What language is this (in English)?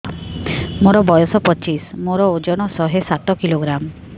Odia